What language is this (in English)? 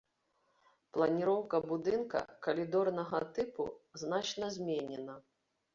Belarusian